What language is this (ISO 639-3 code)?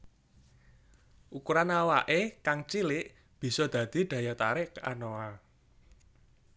jav